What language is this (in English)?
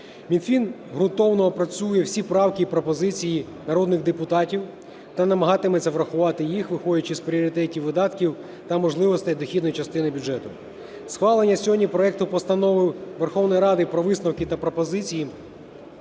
Ukrainian